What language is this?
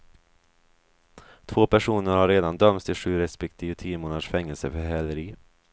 Swedish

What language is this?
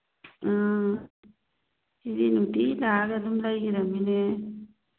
Manipuri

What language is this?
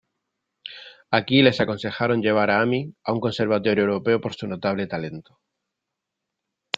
Spanish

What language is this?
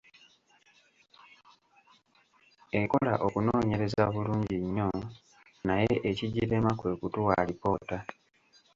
Ganda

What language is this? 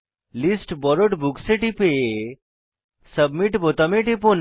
Bangla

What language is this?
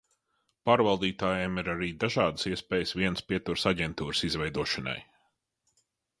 Latvian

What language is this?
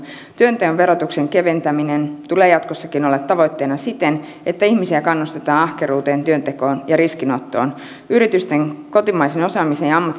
Finnish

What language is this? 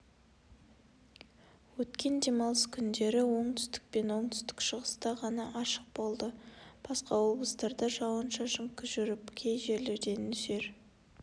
Kazakh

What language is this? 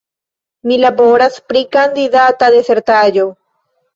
Esperanto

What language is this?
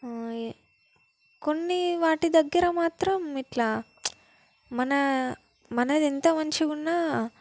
Telugu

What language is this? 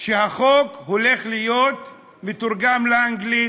Hebrew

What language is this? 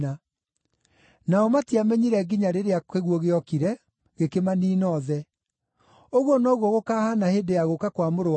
Kikuyu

